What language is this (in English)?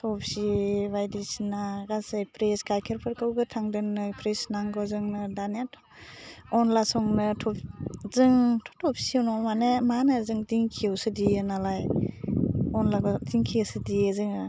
Bodo